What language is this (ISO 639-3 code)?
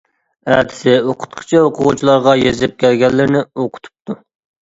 uig